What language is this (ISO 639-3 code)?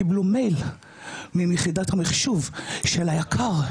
heb